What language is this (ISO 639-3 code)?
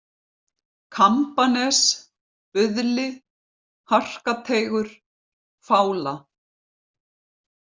isl